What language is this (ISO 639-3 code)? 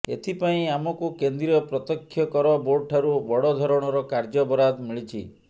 ori